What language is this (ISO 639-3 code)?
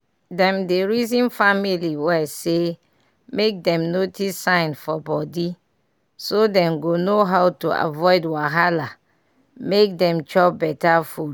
pcm